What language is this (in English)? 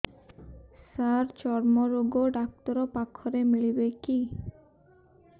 Odia